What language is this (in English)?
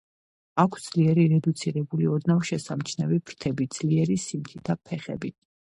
Georgian